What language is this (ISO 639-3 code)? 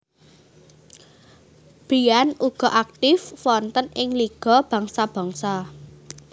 jav